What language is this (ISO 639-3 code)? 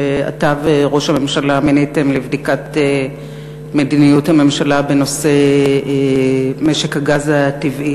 heb